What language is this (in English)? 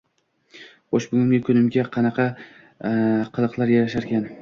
Uzbek